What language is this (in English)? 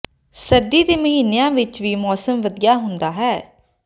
Punjabi